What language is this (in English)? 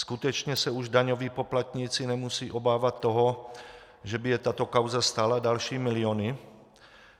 Czech